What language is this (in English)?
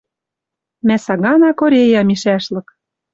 Western Mari